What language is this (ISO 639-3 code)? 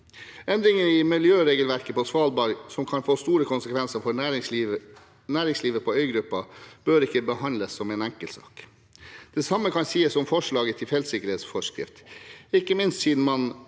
nor